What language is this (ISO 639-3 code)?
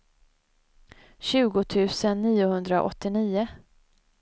swe